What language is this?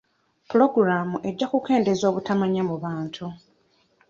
Ganda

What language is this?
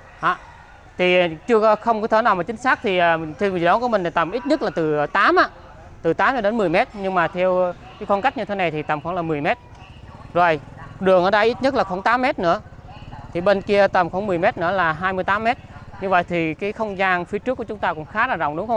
Vietnamese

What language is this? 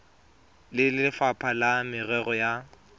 Tswana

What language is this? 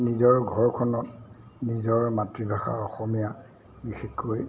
Assamese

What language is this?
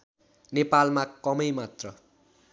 Nepali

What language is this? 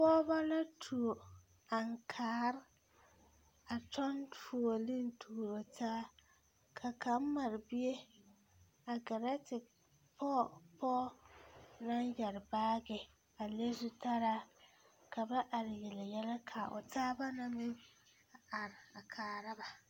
Southern Dagaare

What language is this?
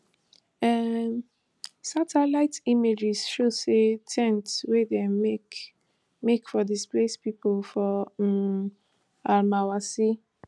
Nigerian Pidgin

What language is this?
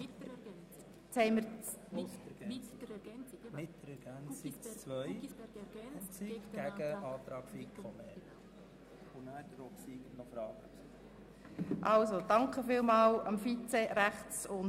Swiss German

